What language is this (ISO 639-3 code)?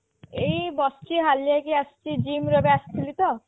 ori